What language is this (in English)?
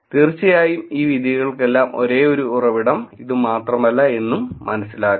Malayalam